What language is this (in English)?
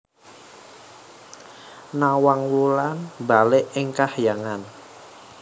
Javanese